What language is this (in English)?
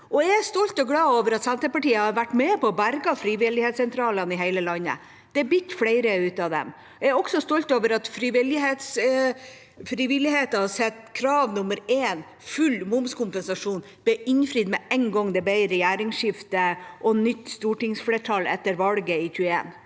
Norwegian